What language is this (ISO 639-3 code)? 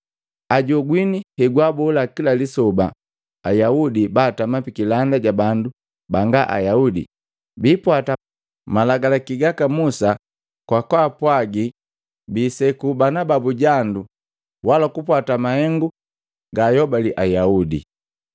mgv